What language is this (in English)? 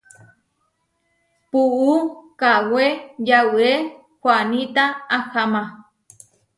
Huarijio